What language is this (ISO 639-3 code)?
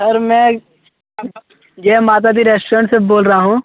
hin